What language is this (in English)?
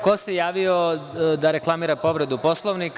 Serbian